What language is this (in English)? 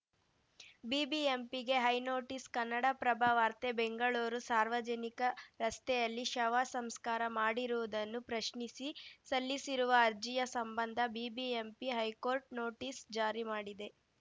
Kannada